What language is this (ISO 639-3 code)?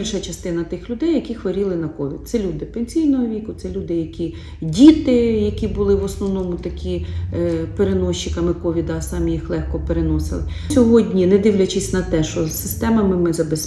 ukr